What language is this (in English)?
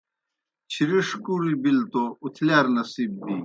Kohistani Shina